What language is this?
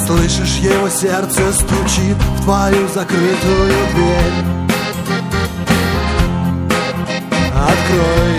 Russian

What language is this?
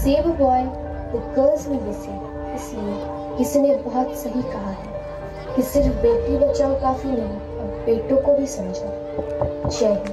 Hindi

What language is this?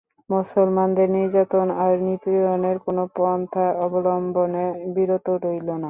Bangla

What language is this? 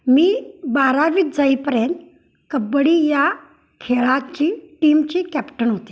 Marathi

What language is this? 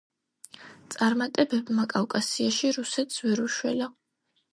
Georgian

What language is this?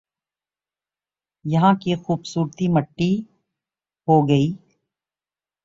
Urdu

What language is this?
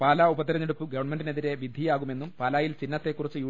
Malayalam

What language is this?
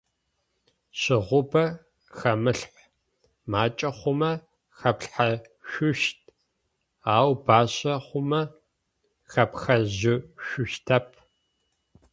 Adyghe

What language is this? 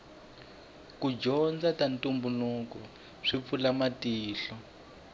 Tsonga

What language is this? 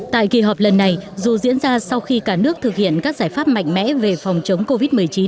Vietnamese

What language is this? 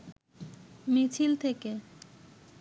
Bangla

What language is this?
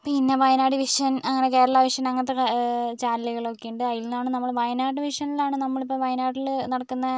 Malayalam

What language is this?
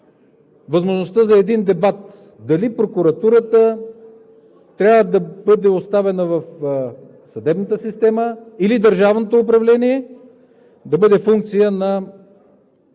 Bulgarian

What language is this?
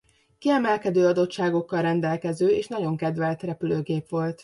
Hungarian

